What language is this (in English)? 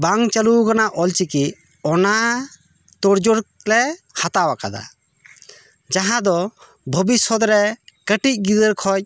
Santali